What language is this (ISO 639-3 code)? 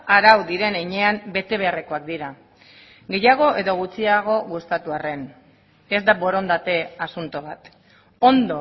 eus